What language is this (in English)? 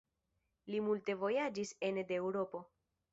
Esperanto